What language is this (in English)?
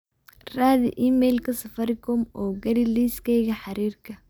Somali